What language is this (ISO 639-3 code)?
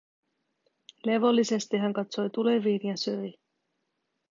fin